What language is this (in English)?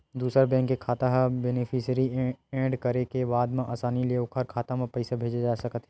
Chhattisgarhi